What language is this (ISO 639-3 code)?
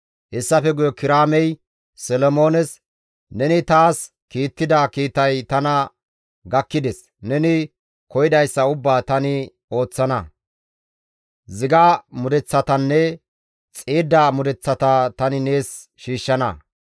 gmv